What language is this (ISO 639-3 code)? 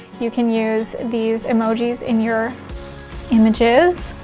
eng